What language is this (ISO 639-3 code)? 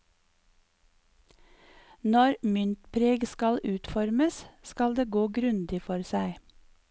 nor